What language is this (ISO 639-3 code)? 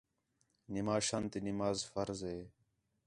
xhe